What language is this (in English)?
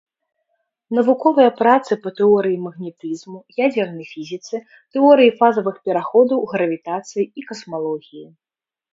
Belarusian